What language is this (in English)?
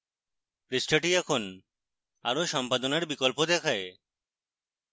Bangla